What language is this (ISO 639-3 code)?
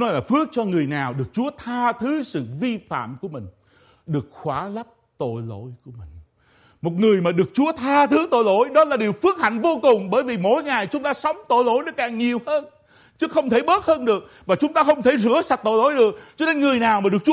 vie